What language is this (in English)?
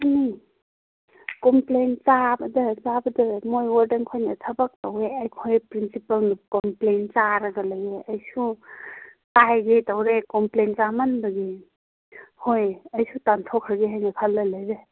Manipuri